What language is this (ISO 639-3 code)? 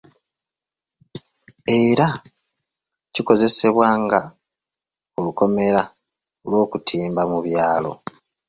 lug